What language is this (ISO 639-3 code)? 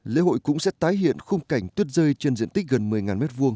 vie